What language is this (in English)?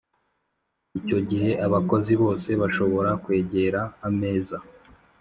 Kinyarwanda